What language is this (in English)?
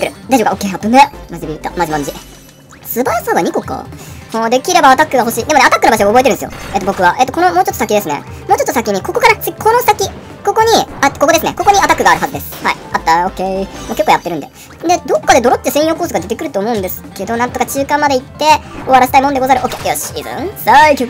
Japanese